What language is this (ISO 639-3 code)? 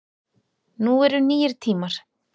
isl